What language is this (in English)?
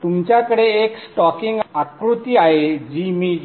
Marathi